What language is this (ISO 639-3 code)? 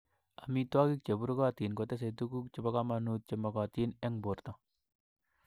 kln